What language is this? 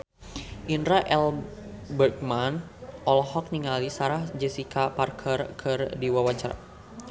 Sundanese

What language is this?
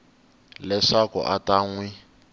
Tsonga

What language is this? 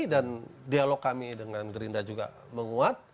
Indonesian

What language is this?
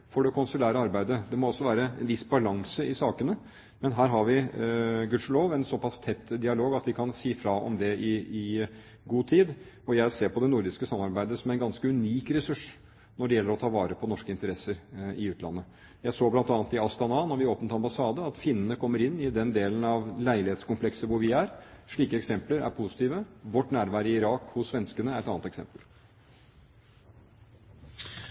Norwegian Bokmål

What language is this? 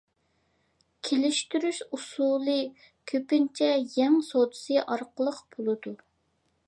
Uyghur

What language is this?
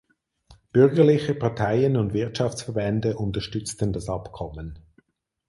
German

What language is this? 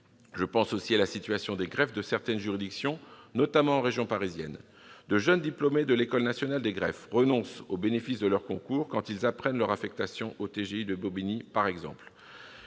French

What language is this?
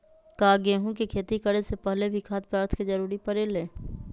Magahi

